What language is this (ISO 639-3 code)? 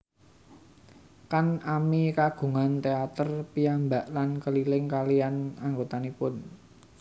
jav